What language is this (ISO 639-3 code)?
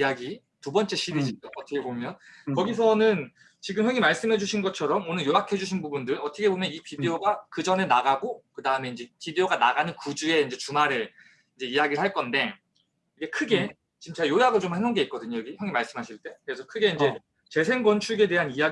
kor